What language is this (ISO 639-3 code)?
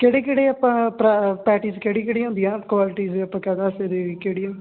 pan